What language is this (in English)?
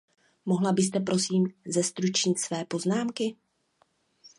Czech